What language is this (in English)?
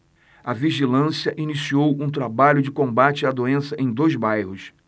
Portuguese